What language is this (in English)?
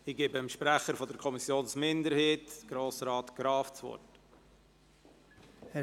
Swiss German